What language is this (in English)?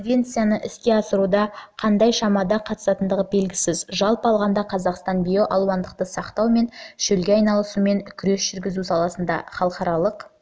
Kazakh